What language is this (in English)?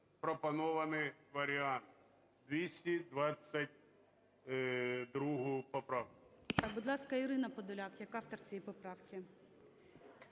Ukrainian